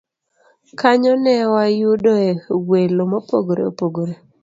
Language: Luo (Kenya and Tanzania)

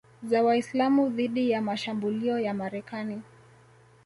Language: Swahili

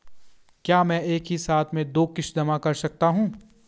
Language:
Hindi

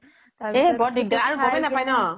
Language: Assamese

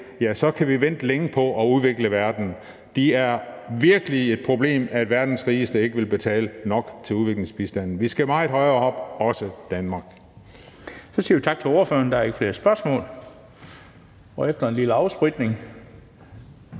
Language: Danish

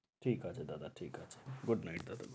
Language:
Bangla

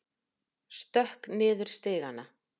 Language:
Icelandic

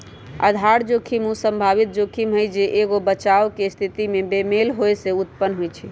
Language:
Magahi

